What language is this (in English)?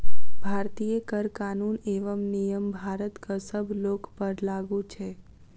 Maithili